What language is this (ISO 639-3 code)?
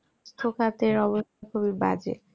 ben